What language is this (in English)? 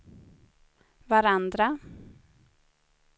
Swedish